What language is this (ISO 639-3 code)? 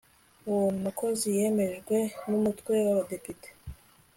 kin